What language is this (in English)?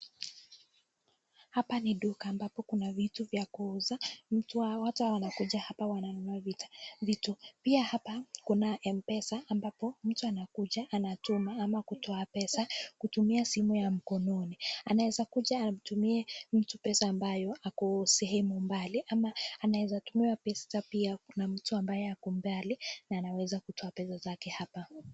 Swahili